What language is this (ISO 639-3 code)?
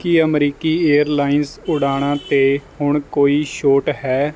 pan